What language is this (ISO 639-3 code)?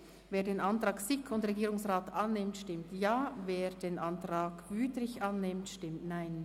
gsw